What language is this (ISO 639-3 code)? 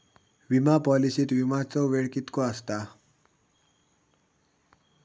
mar